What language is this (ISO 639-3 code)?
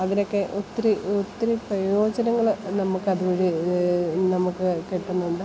mal